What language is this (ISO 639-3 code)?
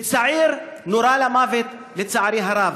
heb